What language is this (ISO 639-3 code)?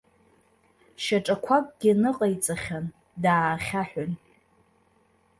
abk